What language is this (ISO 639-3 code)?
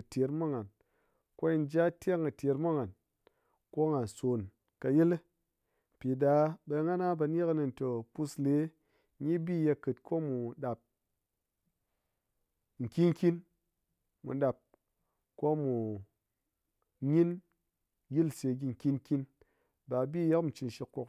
anc